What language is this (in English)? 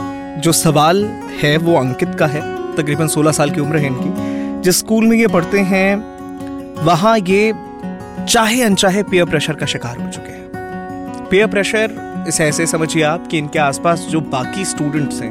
Hindi